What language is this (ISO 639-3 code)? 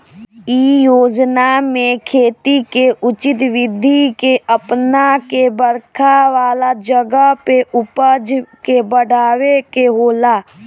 bho